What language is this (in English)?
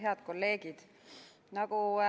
Estonian